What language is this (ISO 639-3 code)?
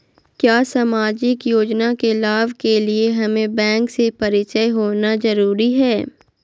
mag